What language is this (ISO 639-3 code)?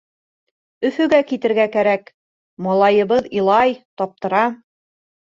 bak